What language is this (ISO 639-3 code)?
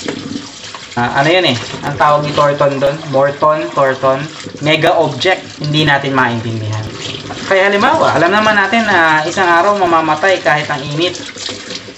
fil